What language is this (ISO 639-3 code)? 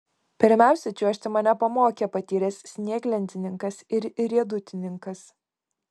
lit